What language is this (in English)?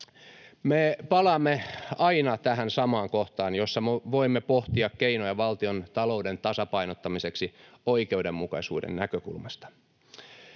Finnish